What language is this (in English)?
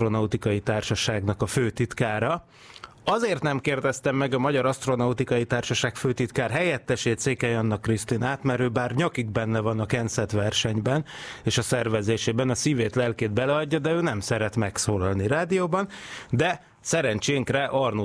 Hungarian